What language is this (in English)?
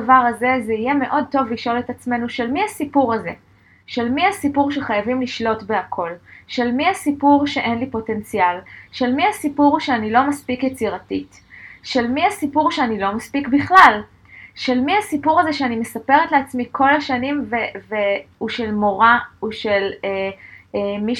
Hebrew